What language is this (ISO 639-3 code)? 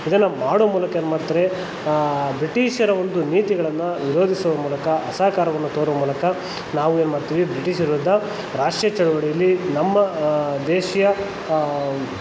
kan